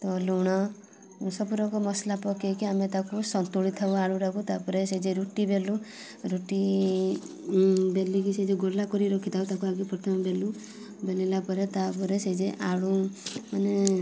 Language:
Odia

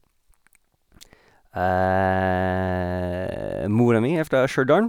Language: Norwegian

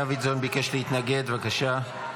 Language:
Hebrew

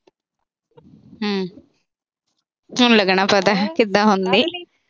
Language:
Punjabi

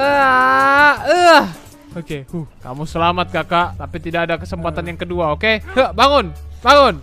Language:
Indonesian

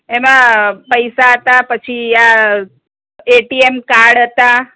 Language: Gujarati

